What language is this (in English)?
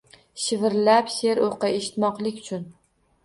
Uzbek